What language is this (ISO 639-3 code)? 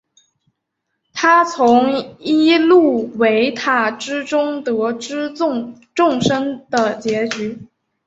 zho